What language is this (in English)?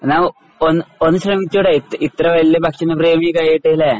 Malayalam